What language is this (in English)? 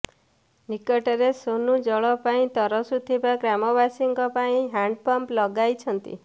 Odia